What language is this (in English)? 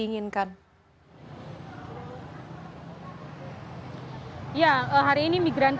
Indonesian